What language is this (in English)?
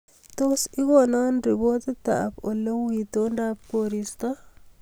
Kalenjin